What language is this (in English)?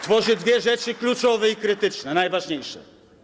Polish